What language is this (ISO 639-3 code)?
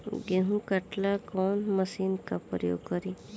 bho